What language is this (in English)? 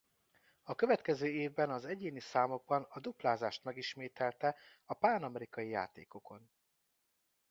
Hungarian